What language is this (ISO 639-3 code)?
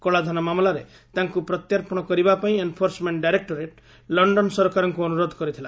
ori